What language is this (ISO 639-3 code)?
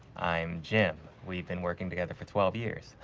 eng